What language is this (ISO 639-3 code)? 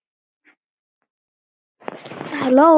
isl